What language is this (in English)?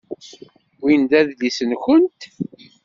Kabyle